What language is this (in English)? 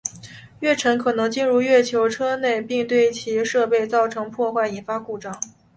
Chinese